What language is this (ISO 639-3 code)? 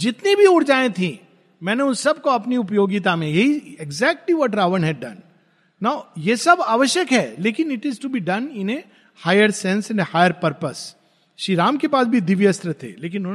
hin